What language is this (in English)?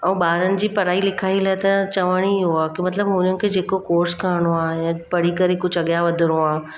Sindhi